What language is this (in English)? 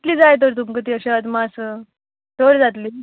Konkani